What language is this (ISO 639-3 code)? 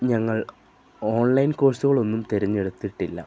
mal